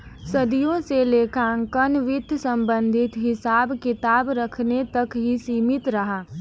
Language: Hindi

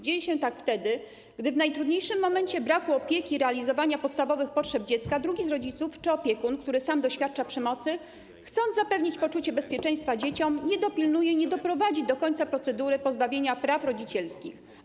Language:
Polish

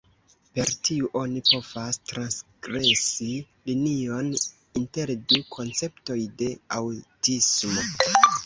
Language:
Esperanto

